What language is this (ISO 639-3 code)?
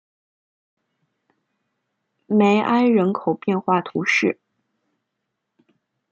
zho